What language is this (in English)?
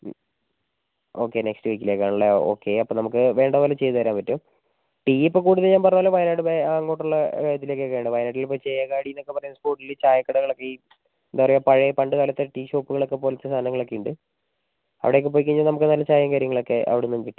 Malayalam